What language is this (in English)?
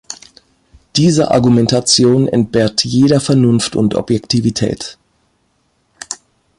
German